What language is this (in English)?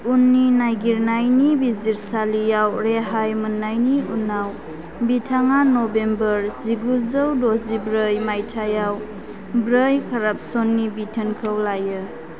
Bodo